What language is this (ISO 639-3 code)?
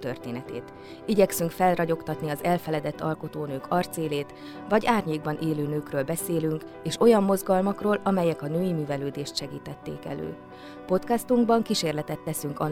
hun